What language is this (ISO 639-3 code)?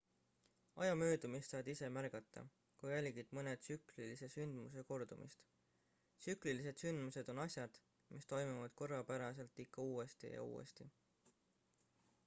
est